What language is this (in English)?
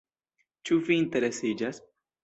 Esperanto